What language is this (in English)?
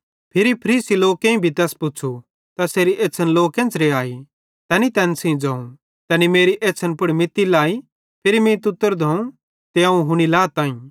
Bhadrawahi